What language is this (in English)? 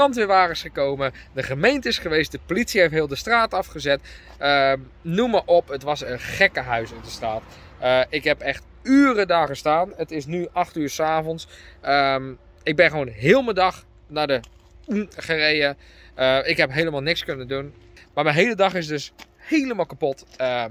Dutch